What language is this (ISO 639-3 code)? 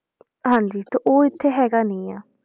pan